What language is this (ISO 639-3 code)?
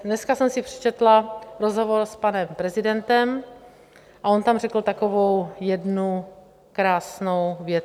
ces